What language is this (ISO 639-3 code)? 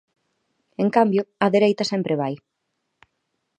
glg